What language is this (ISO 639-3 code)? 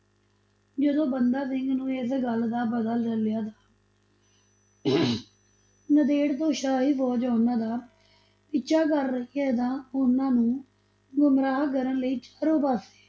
pan